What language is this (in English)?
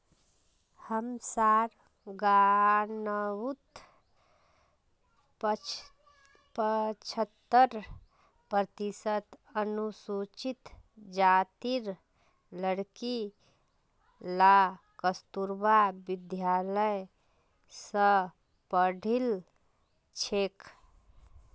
Magahi